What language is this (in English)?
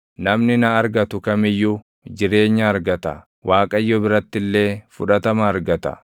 Oromo